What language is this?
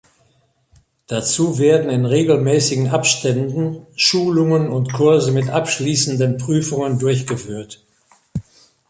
German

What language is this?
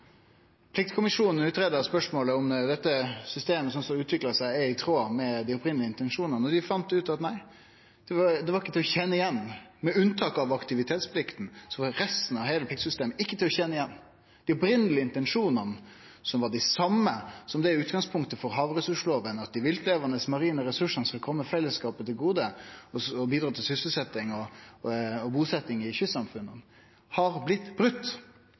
Norwegian Nynorsk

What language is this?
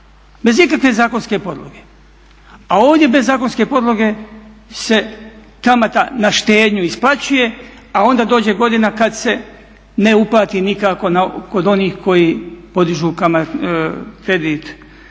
Croatian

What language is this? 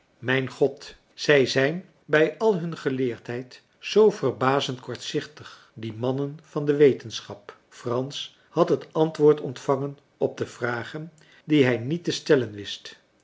Dutch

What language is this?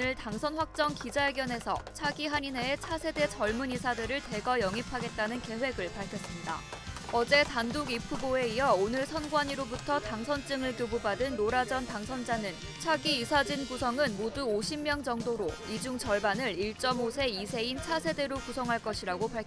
Korean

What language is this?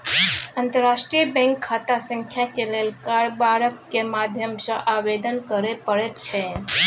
Maithili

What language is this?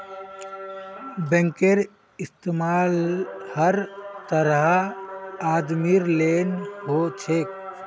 Magahi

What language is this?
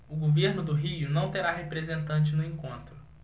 Portuguese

